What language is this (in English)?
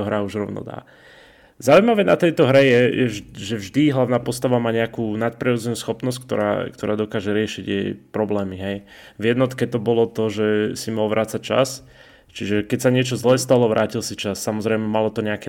Slovak